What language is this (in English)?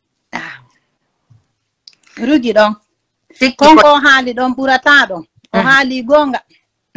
Italian